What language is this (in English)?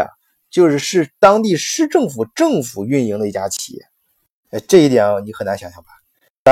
Chinese